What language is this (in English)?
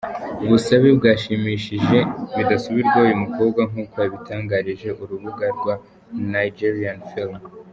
Kinyarwanda